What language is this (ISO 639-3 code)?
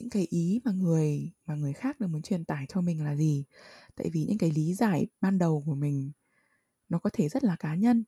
vie